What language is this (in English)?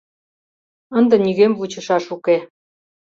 Mari